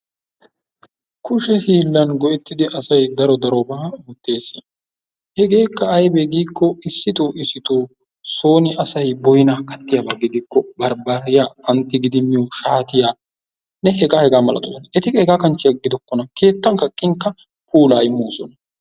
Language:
Wolaytta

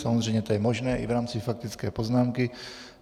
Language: Czech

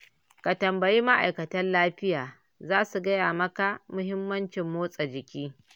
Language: Hausa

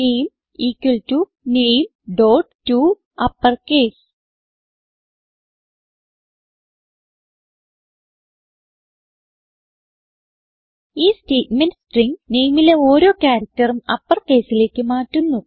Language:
Malayalam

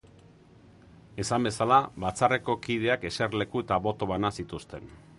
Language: Basque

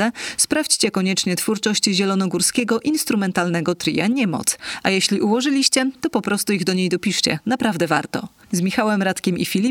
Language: Polish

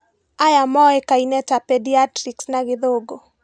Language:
Kikuyu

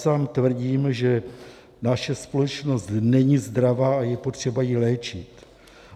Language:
Czech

